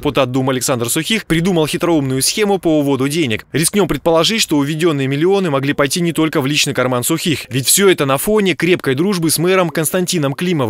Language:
Russian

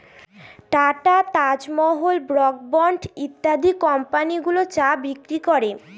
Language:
Bangla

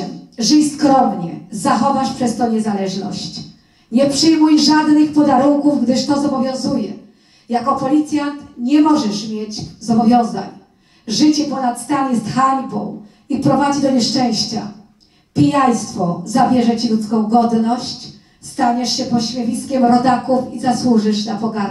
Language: Polish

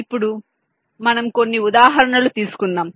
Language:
Telugu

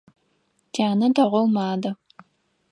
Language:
Adyghe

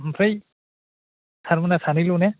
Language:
Bodo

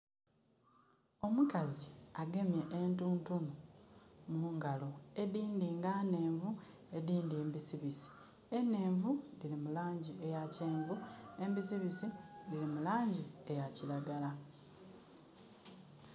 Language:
Soga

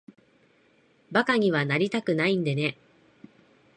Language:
Japanese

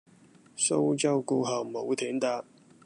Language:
Cantonese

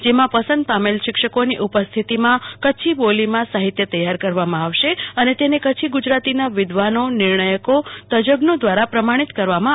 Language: Gujarati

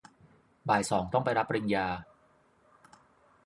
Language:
Thai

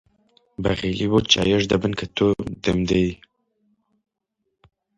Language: Central Kurdish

